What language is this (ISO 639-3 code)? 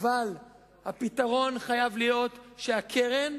heb